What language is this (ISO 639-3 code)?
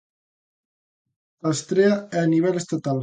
glg